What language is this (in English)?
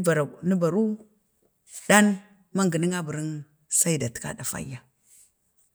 Bade